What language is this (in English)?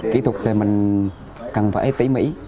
Vietnamese